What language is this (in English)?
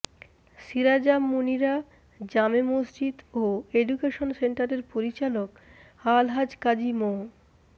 Bangla